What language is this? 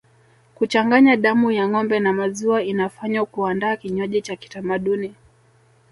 Swahili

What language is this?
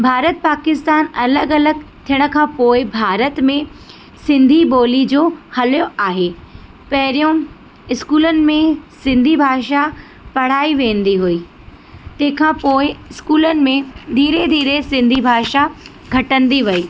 Sindhi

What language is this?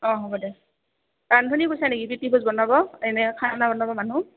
Assamese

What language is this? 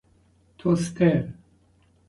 Persian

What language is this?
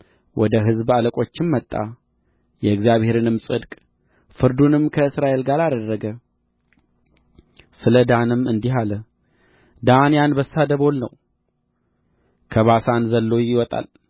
Amharic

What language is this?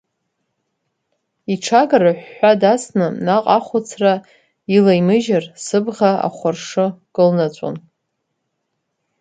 Abkhazian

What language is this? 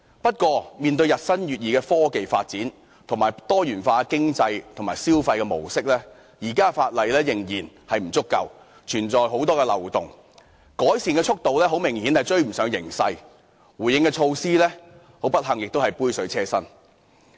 Cantonese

